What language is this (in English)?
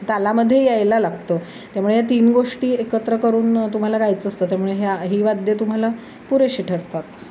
Marathi